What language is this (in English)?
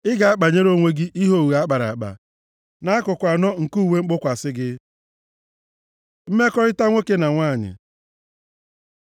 Igbo